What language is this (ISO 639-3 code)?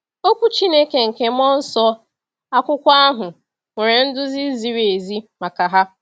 ibo